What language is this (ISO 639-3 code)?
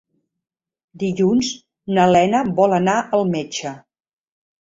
cat